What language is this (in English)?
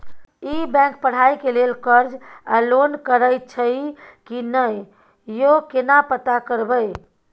Maithili